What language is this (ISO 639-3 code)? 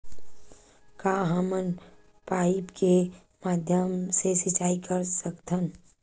hne